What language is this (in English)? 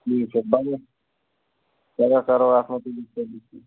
Kashmiri